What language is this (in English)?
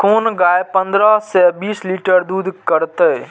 Maithili